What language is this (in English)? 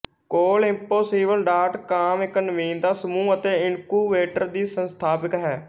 Punjabi